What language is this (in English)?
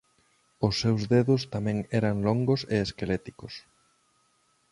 Galician